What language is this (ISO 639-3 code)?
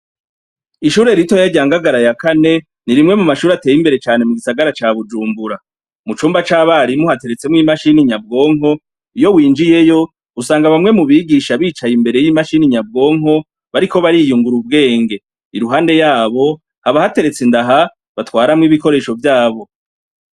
run